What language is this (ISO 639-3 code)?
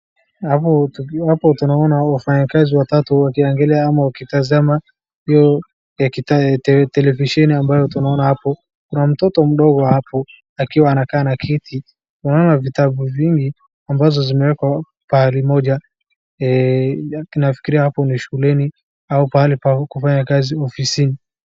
swa